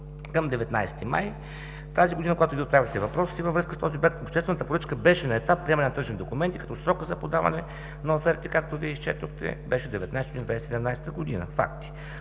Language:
Bulgarian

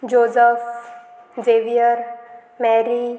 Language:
Konkani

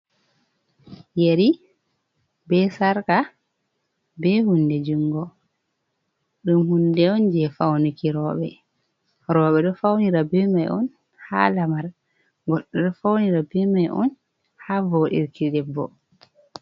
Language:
Fula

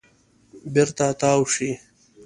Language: Pashto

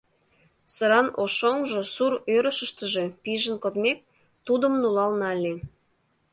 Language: Mari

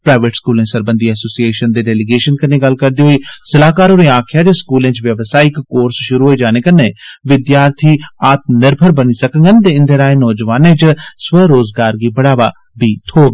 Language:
Dogri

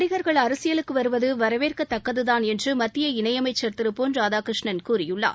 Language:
Tamil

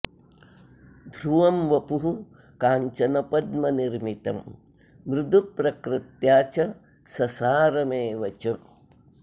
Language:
Sanskrit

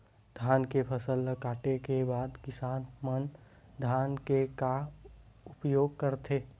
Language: Chhattisgarhi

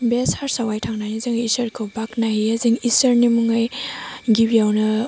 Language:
Bodo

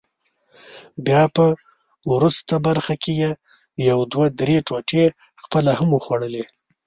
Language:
Pashto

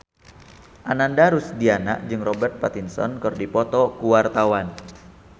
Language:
Sundanese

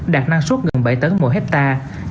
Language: Vietnamese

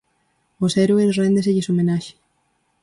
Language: Galician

